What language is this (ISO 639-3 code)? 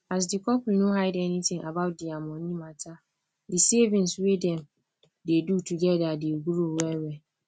pcm